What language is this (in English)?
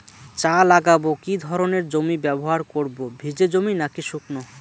Bangla